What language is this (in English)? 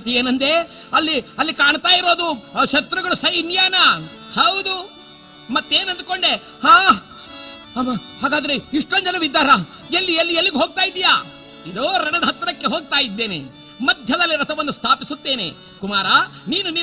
Kannada